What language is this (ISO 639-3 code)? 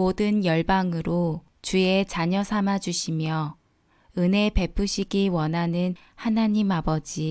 kor